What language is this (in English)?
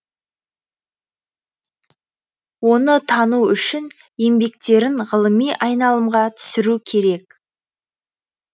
Kazakh